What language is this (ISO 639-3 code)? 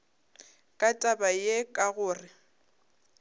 nso